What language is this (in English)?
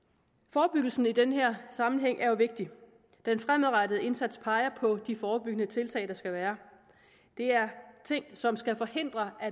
Danish